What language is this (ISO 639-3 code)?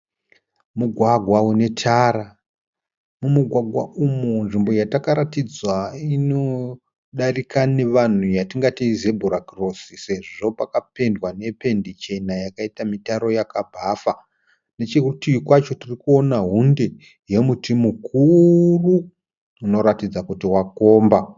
sna